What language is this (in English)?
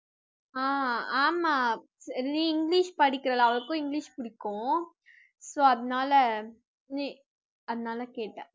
Tamil